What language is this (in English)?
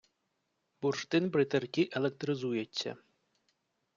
Ukrainian